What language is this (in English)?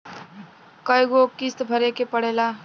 Bhojpuri